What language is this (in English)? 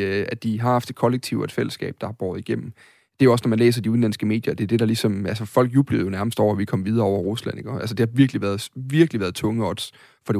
Danish